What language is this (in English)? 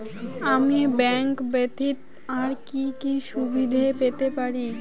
Bangla